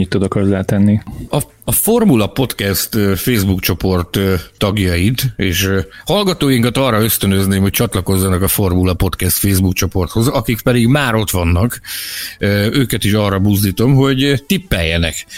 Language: Hungarian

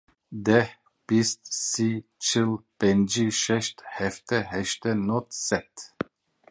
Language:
Kurdish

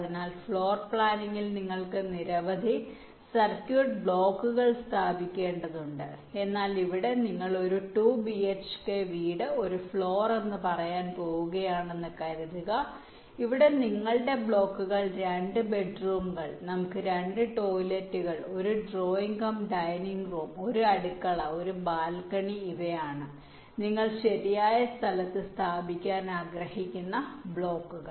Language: Malayalam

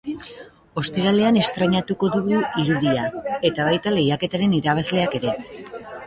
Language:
Basque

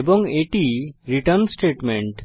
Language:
Bangla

